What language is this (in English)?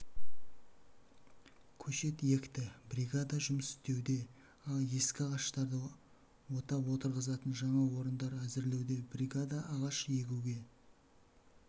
Kazakh